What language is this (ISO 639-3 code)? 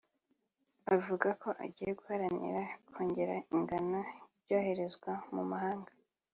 kin